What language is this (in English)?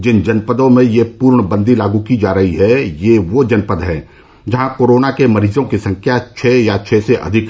Hindi